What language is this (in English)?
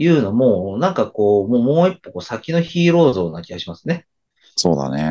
Japanese